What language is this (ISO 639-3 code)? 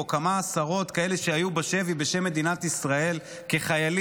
heb